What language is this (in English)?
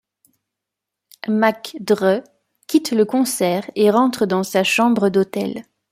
French